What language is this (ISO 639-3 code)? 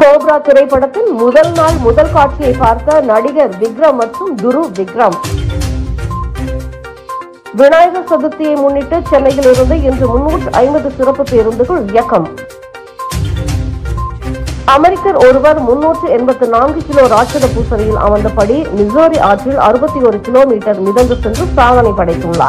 tur